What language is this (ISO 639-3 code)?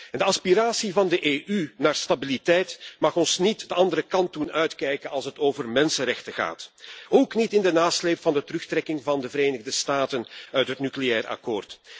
nld